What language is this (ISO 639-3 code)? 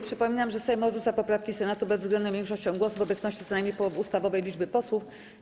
pol